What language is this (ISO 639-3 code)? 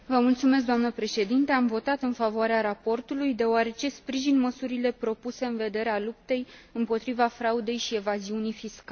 ron